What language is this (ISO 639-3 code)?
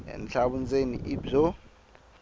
tso